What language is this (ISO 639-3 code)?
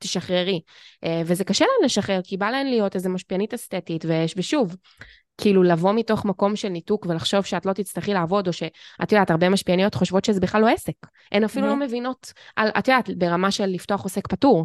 heb